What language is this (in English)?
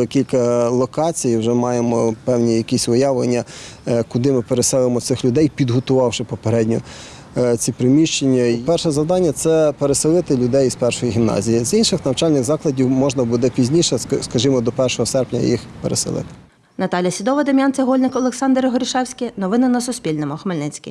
Ukrainian